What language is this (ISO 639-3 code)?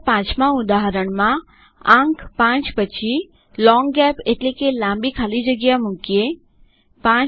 guj